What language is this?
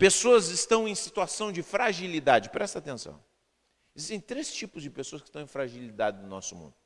Portuguese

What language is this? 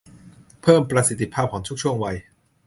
Thai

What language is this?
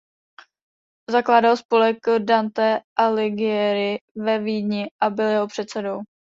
Czech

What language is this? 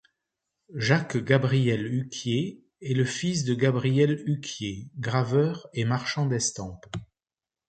French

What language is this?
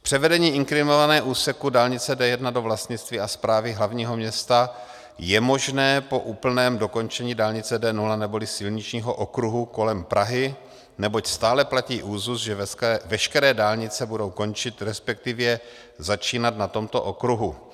Czech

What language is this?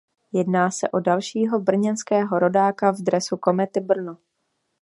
Czech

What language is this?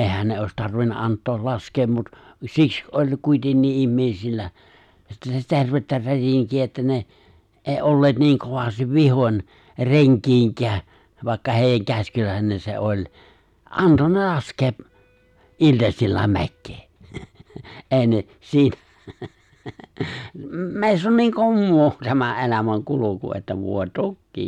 Finnish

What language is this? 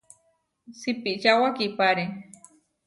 Huarijio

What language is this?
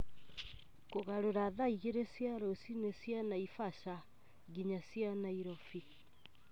Kikuyu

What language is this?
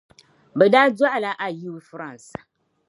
Dagbani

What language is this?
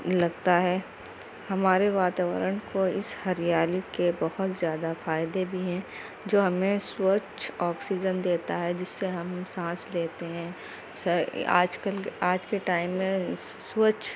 Urdu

